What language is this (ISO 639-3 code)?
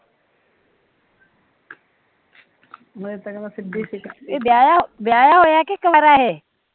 pan